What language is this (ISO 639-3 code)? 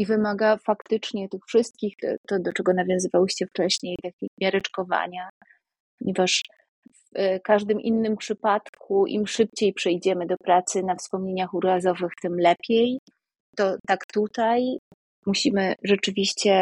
pol